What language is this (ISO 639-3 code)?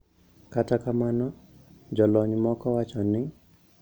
luo